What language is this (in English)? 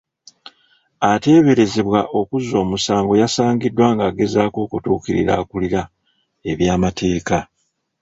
Ganda